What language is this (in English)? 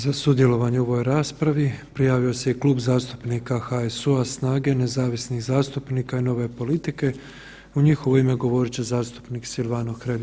Croatian